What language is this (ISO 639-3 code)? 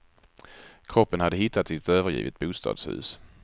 swe